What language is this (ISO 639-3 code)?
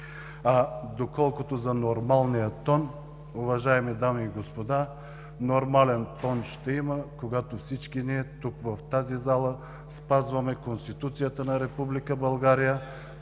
bul